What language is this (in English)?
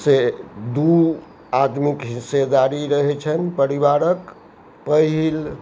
Maithili